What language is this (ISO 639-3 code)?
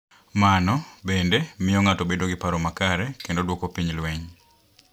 luo